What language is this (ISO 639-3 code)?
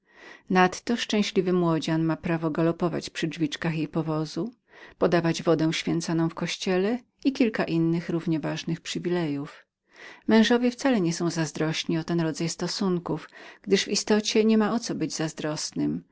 pol